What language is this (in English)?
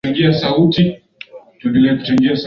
Swahili